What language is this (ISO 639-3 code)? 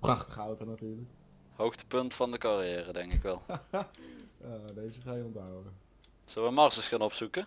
nld